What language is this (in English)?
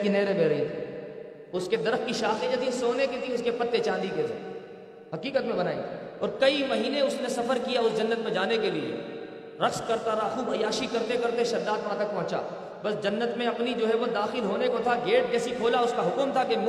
Urdu